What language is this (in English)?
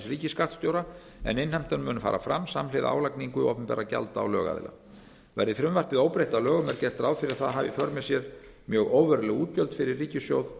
Icelandic